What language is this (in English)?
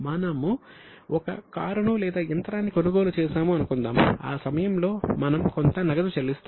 Telugu